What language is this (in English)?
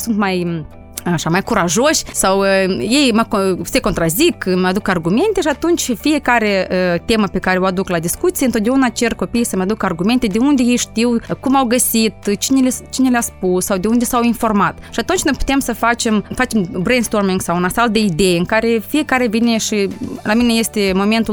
Romanian